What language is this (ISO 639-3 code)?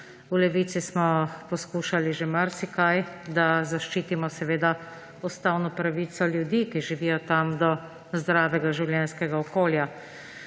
slv